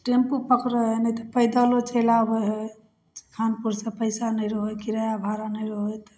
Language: Maithili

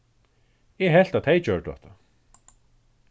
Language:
Faroese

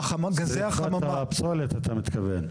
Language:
Hebrew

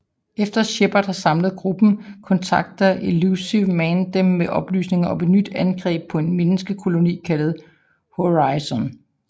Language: Danish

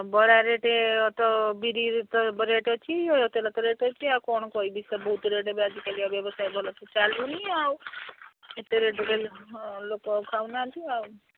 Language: Odia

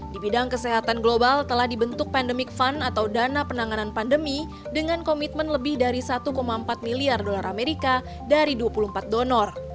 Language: Indonesian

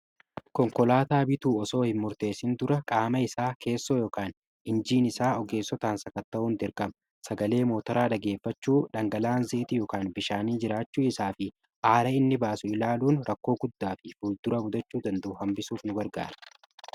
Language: Oromo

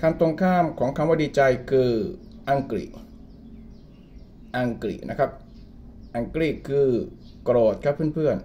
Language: Thai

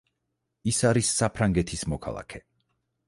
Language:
Georgian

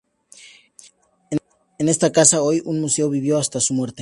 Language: Spanish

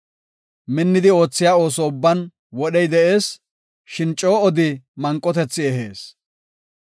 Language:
Gofa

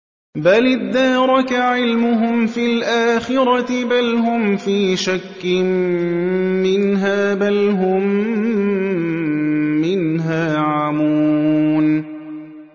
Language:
Arabic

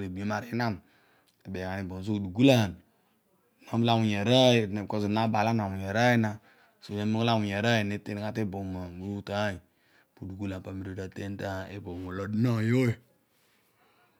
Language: Odual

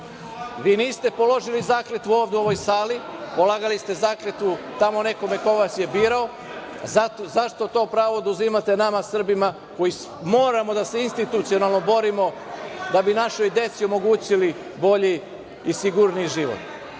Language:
Serbian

